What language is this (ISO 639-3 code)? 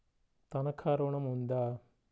tel